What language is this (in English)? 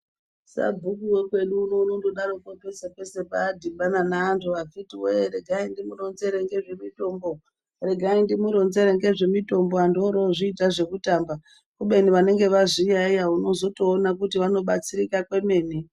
Ndau